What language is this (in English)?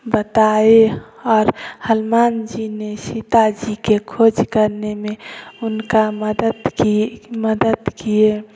Hindi